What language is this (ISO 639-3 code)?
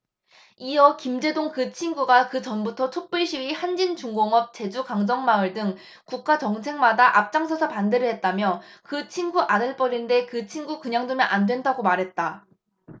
kor